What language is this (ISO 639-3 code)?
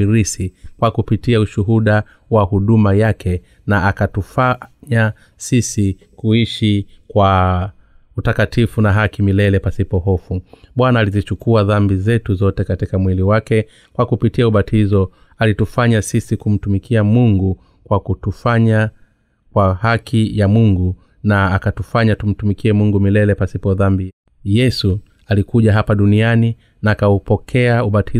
swa